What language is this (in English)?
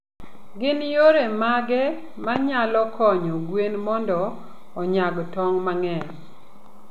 Luo (Kenya and Tanzania)